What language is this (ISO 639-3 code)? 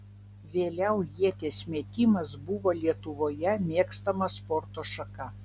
lit